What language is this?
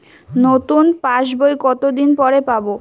Bangla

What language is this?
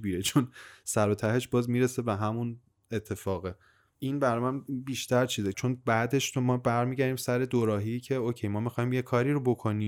Persian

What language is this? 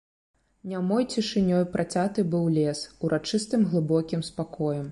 Belarusian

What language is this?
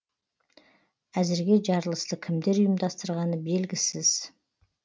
Kazakh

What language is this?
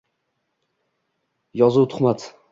Uzbek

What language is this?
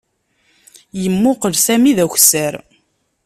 Kabyle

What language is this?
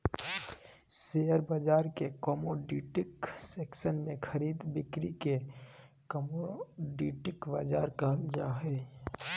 Magahi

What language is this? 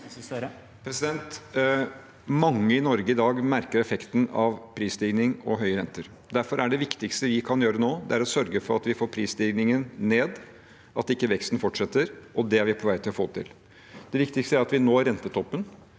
Norwegian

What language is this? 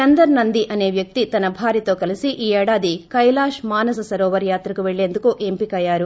Telugu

